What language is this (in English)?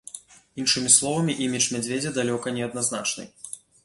Belarusian